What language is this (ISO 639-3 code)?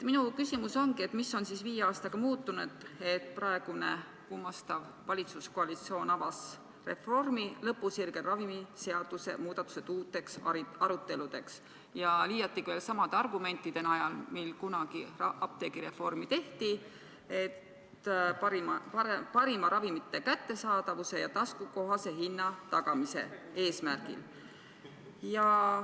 est